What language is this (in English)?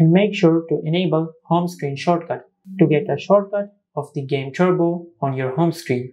English